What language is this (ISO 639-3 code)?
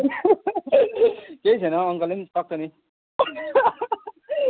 nep